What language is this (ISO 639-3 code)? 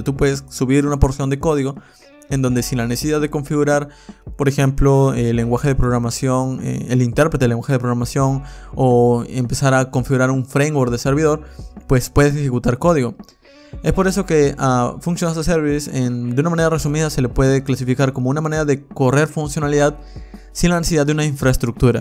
spa